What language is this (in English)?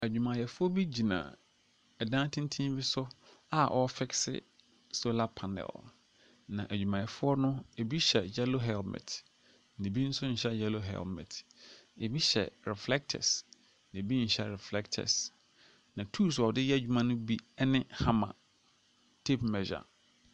Akan